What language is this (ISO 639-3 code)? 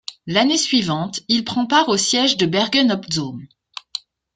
fra